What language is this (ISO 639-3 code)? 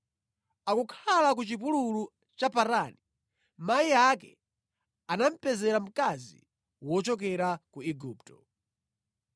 nya